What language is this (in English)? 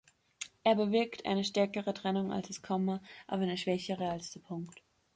German